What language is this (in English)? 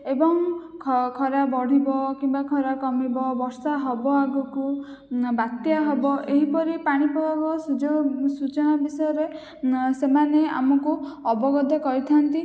Odia